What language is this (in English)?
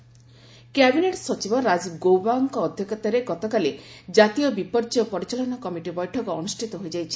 Odia